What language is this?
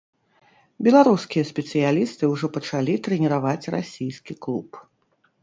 Belarusian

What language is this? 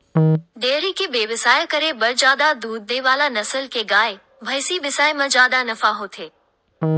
Chhattisgarhi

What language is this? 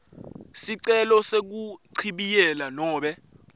Swati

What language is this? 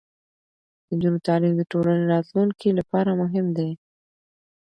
Pashto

